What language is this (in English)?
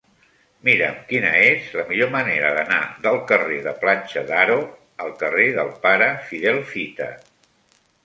Catalan